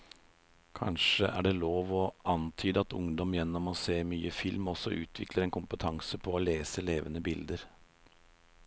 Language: Norwegian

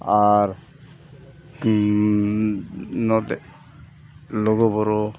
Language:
Santali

